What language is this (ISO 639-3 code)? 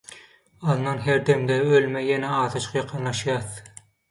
tuk